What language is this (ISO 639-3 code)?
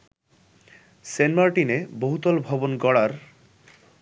ben